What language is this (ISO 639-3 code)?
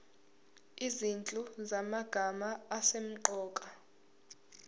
zul